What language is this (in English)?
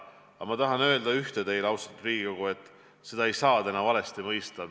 Estonian